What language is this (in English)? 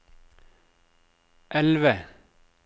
Norwegian